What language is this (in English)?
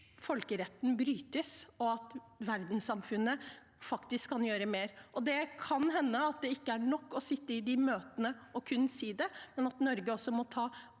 Norwegian